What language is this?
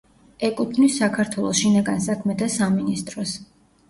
Georgian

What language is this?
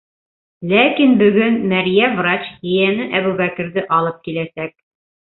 Bashkir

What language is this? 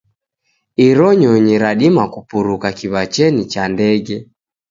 Taita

